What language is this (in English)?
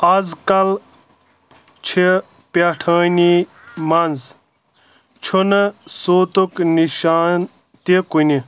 Kashmiri